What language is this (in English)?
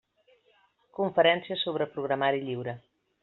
Catalan